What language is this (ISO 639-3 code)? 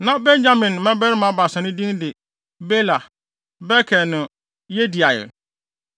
aka